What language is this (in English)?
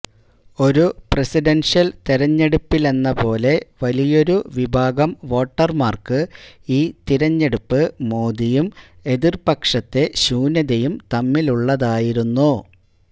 Malayalam